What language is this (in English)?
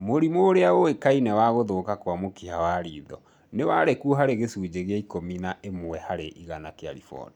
Kikuyu